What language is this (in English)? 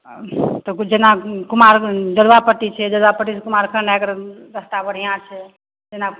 Maithili